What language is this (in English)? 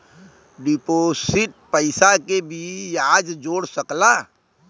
Bhojpuri